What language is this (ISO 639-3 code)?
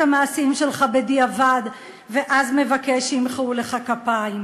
heb